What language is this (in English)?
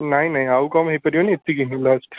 Odia